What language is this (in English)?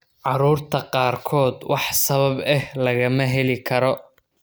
Somali